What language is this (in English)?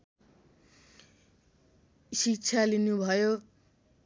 Nepali